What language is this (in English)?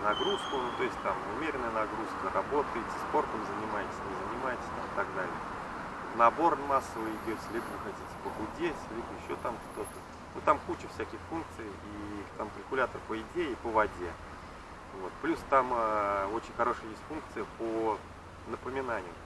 Russian